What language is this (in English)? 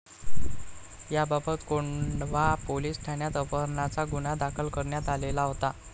Marathi